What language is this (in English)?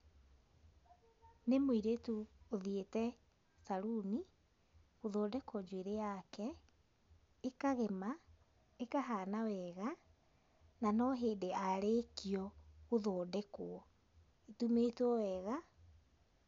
Kikuyu